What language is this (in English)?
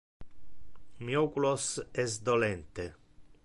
Interlingua